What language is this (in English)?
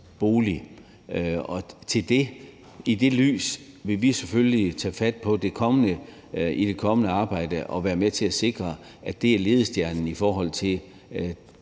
Danish